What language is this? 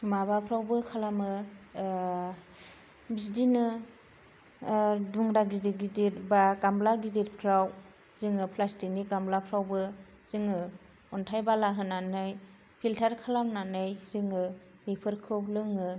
Bodo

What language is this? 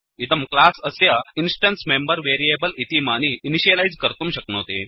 Sanskrit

